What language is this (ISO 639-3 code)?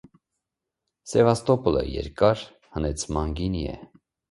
hye